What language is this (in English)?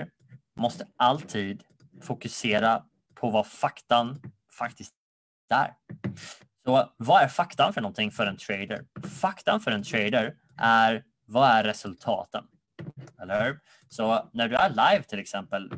Swedish